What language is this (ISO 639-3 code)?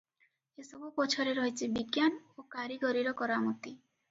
ori